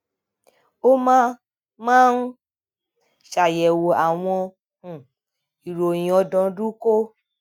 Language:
Yoruba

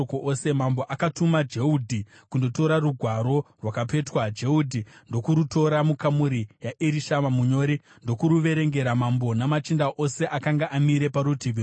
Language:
Shona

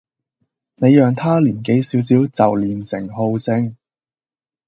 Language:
Cantonese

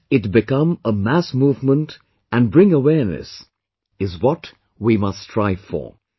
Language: English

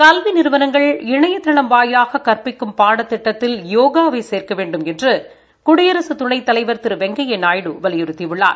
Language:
Tamil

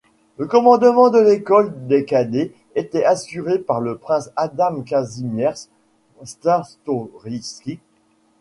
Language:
French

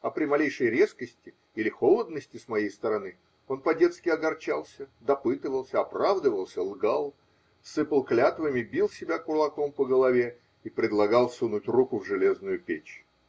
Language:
Russian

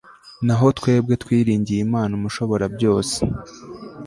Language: Kinyarwanda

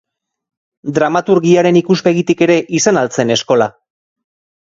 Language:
Basque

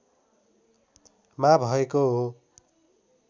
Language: Nepali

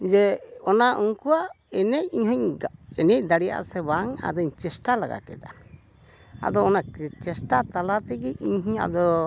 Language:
Santali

